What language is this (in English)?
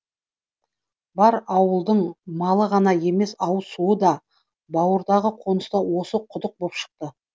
Kazakh